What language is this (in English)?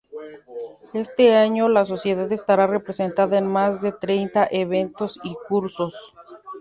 Spanish